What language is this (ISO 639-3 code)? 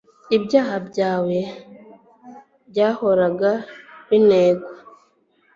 kin